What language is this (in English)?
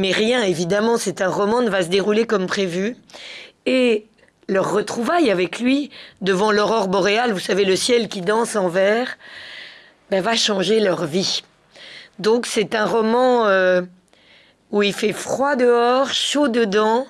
French